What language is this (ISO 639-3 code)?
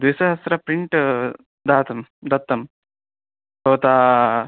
san